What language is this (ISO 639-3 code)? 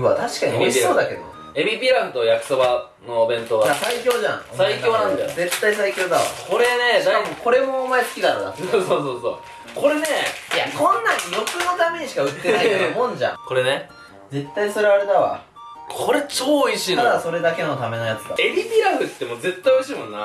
jpn